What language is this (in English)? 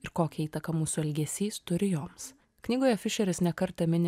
Lithuanian